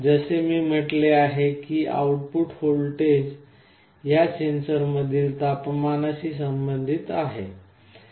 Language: Marathi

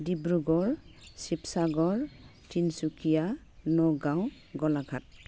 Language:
Bodo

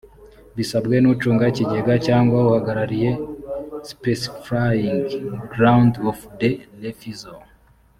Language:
Kinyarwanda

